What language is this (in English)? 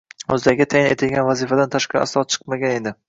Uzbek